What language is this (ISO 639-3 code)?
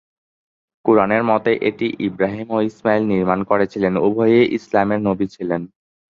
ben